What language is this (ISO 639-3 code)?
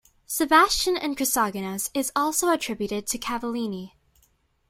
eng